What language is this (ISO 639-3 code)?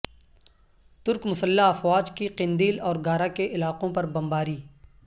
urd